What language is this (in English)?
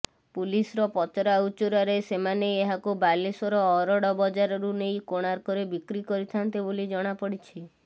Odia